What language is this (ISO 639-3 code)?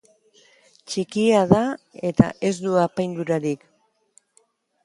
eus